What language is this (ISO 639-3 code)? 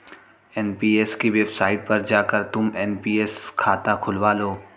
hin